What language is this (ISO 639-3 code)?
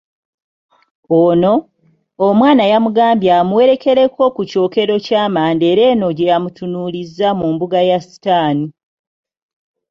lug